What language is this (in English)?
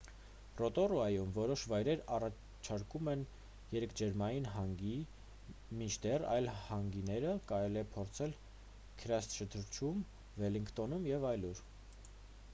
Armenian